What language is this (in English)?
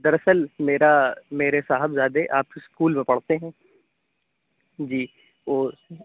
Urdu